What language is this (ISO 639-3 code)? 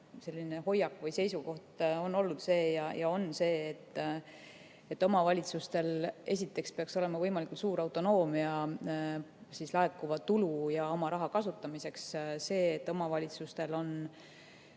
est